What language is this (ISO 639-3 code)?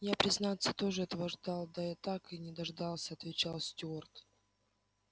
rus